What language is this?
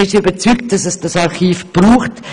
Swiss German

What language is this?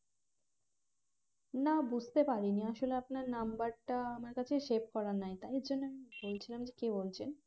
Bangla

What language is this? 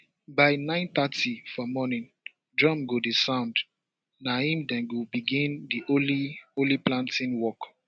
Nigerian Pidgin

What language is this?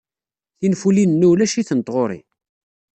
Kabyle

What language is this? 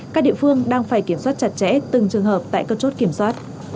Vietnamese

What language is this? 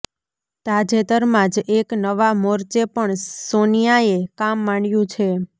Gujarati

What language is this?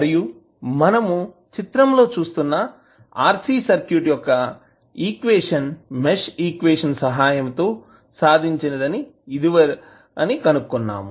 Telugu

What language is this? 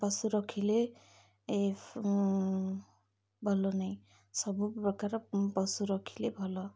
Odia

